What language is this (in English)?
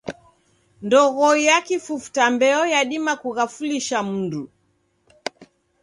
Taita